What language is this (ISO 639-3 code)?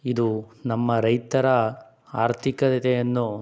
kan